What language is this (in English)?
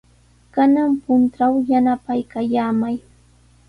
Sihuas Ancash Quechua